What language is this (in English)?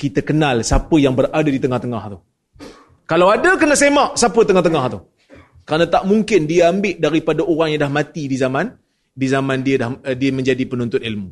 Malay